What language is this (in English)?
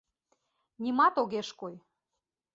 Mari